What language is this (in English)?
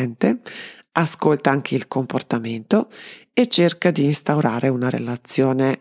Italian